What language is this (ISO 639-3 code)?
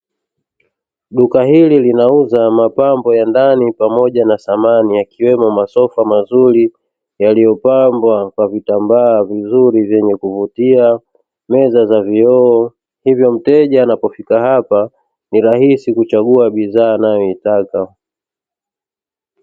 swa